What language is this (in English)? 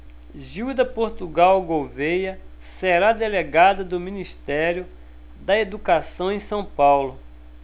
Portuguese